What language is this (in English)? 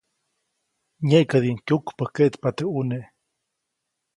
Copainalá Zoque